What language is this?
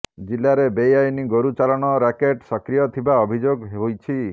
Odia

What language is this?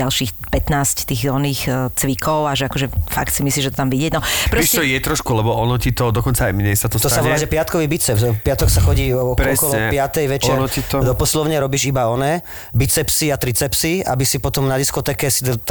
Slovak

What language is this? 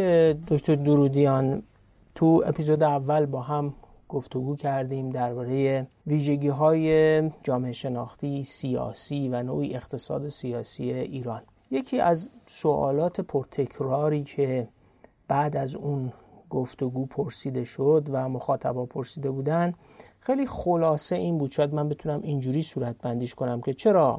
Persian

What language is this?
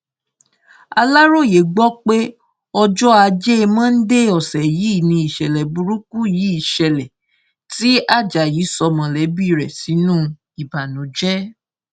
Yoruba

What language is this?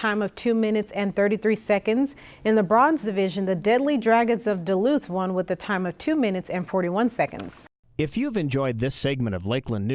English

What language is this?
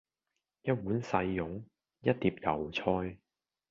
Cantonese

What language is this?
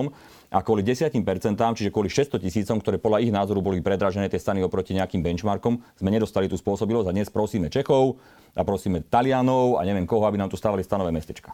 Slovak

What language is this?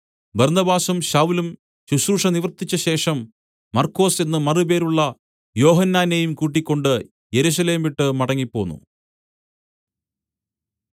Malayalam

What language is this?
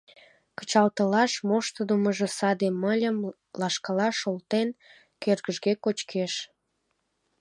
Mari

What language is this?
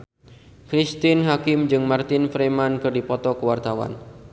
Sundanese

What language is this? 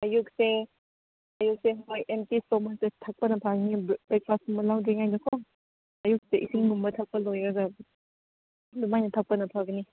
Manipuri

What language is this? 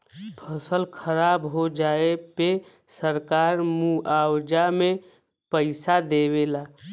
Bhojpuri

